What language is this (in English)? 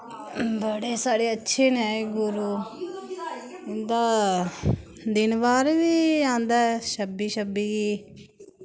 Dogri